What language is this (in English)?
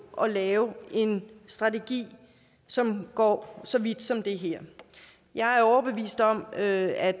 Danish